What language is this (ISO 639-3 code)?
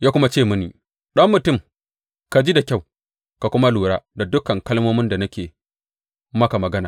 hau